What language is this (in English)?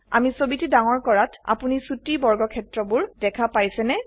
Assamese